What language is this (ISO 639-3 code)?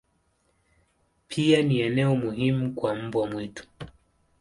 swa